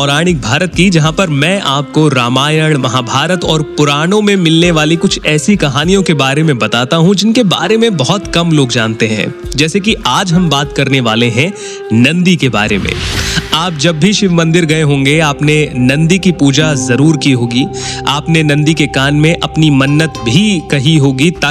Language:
Hindi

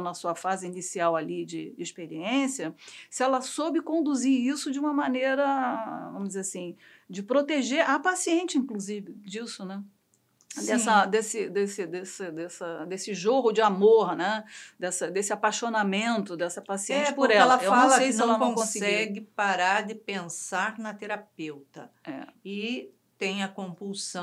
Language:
Portuguese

